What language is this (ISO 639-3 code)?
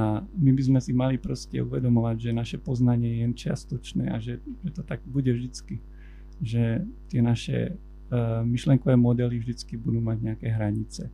slk